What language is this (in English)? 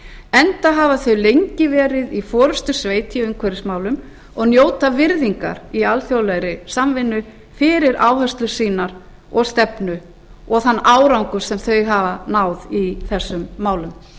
Icelandic